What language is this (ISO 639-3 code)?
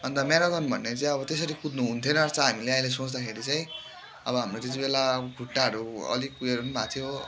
nep